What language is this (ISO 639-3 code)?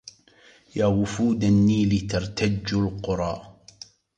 ara